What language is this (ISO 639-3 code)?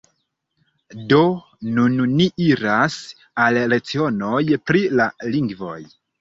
epo